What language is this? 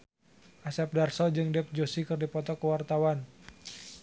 Sundanese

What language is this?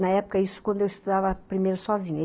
Portuguese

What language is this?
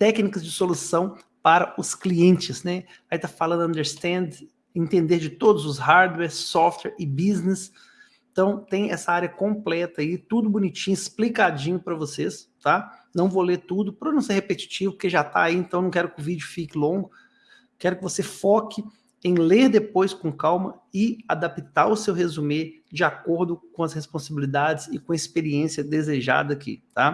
Portuguese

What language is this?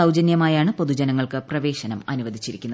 Malayalam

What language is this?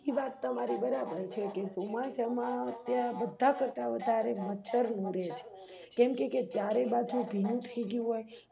Gujarati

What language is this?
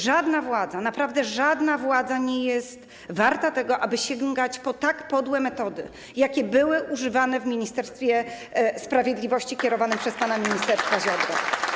Polish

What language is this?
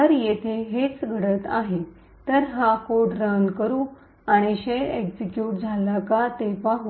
Marathi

